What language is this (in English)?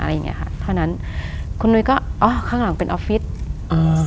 Thai